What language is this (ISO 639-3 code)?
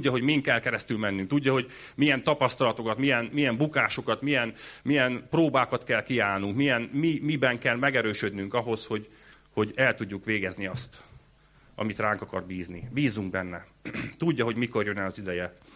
hun